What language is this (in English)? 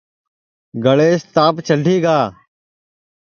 Sansi